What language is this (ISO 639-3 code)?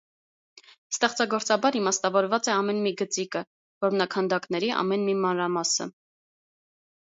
hye